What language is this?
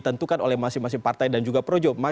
Indonesian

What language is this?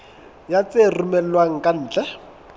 Southern Sotho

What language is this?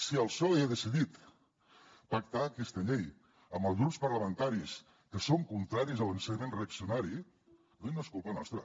Catalan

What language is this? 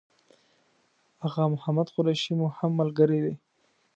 Pashto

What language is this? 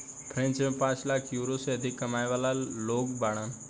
Bhojpuri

